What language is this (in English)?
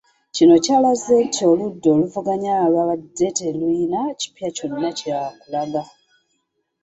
Ganda